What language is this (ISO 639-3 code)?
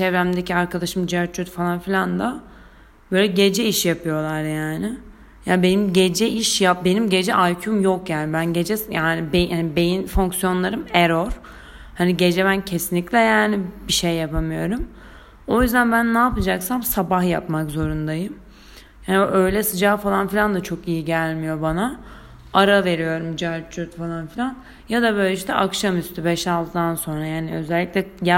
tur